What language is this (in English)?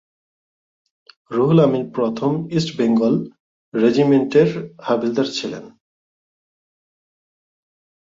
Bangla